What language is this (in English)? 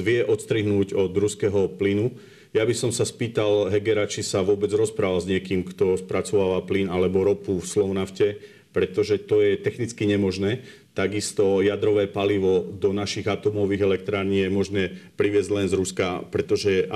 Slovak